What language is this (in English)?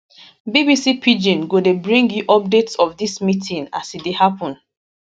Nigerian Pidgin